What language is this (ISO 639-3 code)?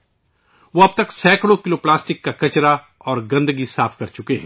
urd